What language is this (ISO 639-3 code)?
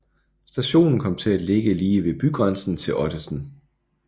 dan